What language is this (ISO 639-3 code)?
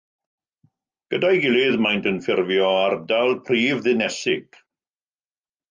cym